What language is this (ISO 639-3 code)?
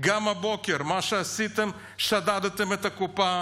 heb